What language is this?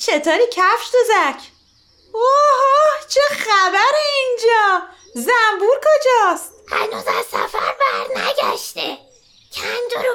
Persian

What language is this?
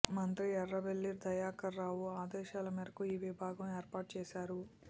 Telugu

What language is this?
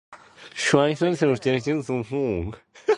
Cantonese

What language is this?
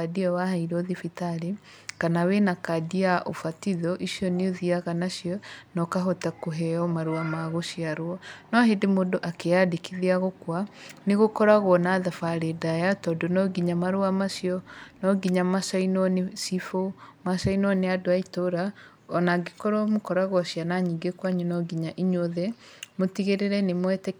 Kikuyu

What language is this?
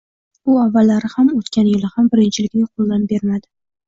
Uzbek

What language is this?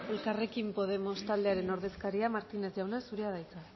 Basque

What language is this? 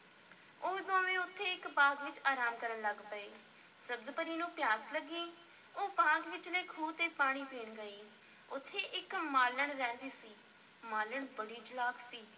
Punjabi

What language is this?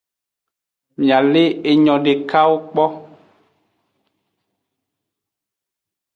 Aja (Benin)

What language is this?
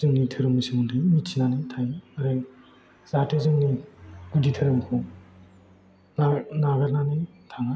Bodo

